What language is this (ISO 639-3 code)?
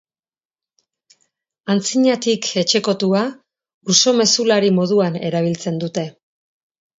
eus